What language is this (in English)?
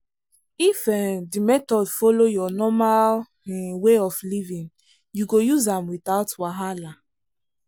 Nigerian Pidgin